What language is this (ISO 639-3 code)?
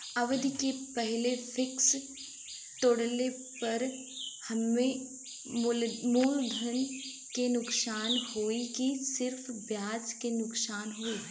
bho